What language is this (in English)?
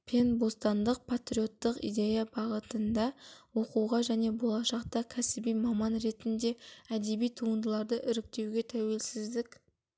Kazakh